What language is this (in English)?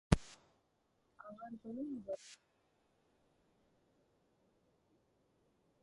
Tamil